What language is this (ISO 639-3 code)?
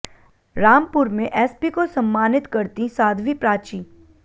hin